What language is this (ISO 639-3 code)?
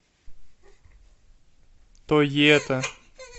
rus